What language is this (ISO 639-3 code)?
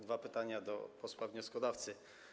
pol